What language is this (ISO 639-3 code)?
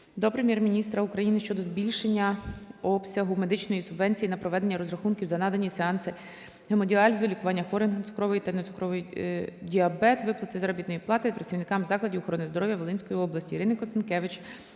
ukr